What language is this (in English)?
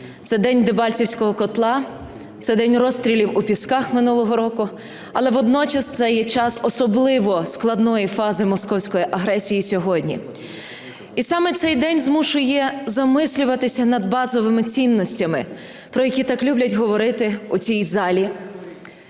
Ukrainian